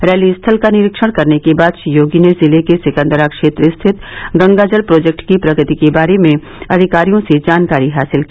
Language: Hindi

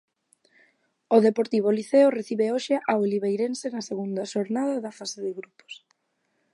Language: Galician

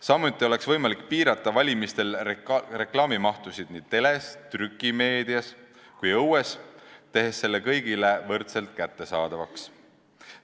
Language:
Estonian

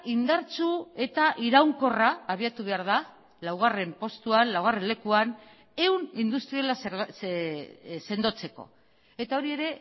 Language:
Basque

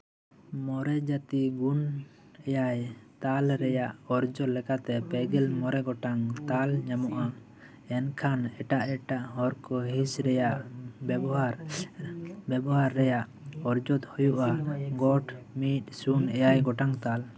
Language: Santali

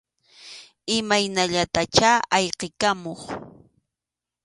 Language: Arequipa-La Unión Quechua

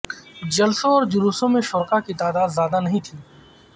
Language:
Urdu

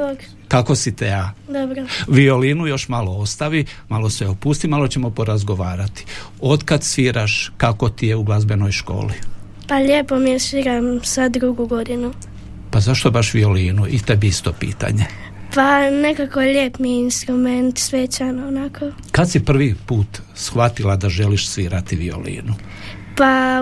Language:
Croatian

